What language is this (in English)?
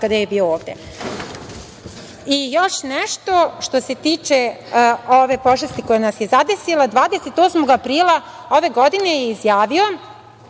Serbian